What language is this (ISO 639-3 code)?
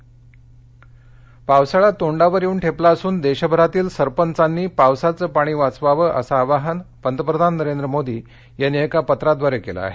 mar